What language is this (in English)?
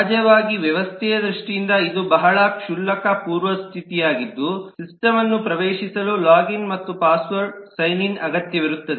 Kannada